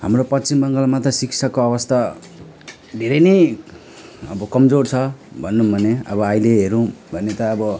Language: Nepali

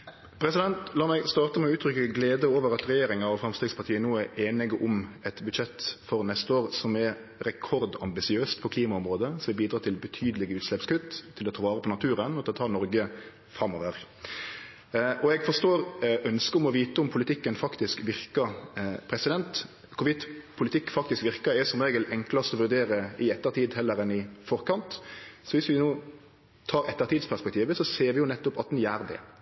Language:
Norwegian Nynorsk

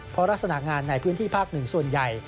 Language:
Thai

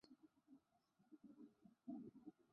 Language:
Chinese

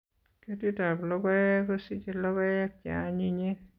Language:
Kalenjin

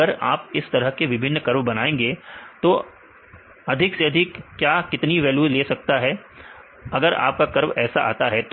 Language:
Hindi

